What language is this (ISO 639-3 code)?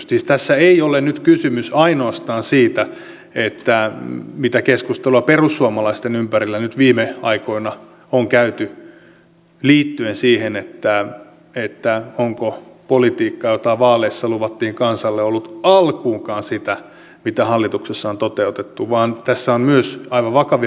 fin